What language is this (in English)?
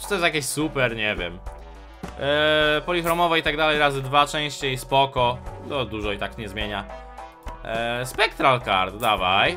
Polish